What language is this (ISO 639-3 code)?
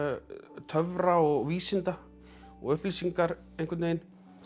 isl